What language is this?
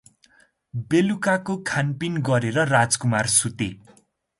Nepali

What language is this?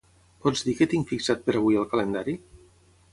Catalan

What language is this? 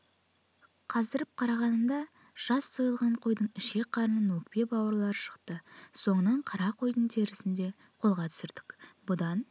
Kazakh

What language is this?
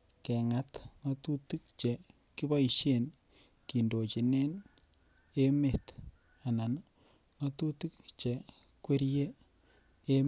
Kalenjin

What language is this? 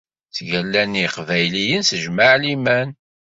Kabyle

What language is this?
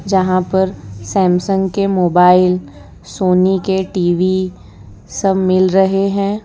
Hindi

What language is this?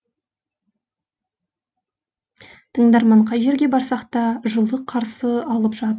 Kazakh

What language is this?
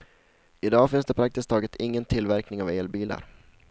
Swedish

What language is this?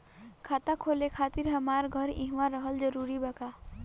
Bhojpuri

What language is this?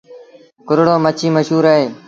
Sindhi Bhil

